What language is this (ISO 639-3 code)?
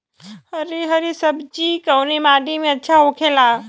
bho